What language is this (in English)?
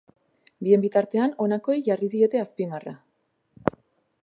Basque